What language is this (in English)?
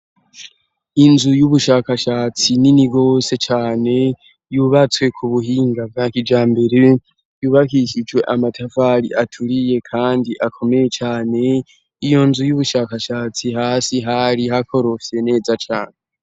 Rundi